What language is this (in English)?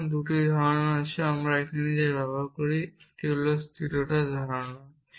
Bangla